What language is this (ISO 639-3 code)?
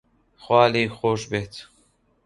ckb